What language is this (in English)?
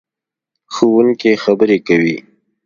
Pashto